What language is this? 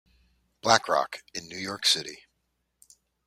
English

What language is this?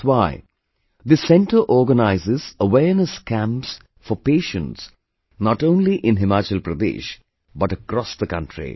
English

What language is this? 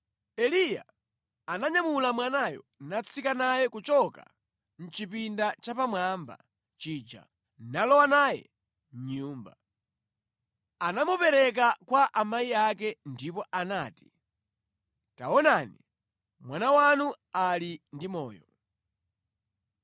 Nyanja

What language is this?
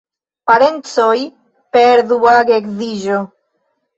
Esperanto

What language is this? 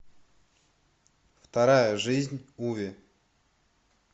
Russian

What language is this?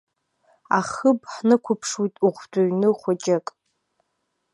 Abkhazian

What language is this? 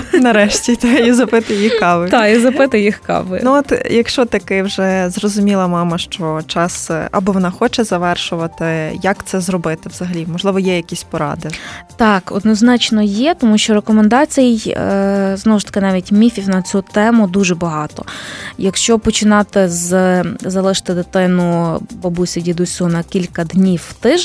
Ukrainian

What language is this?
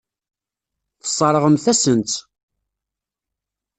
Kabyle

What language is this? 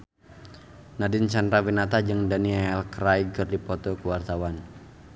Sundanese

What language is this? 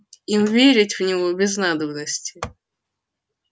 Russian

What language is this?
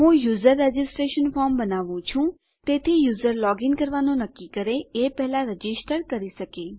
Gujarati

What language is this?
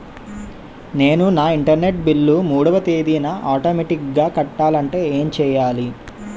Telugu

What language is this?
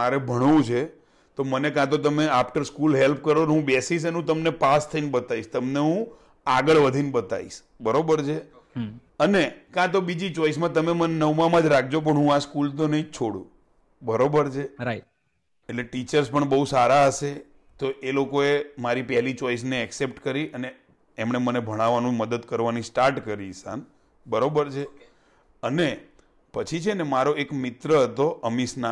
Gujarati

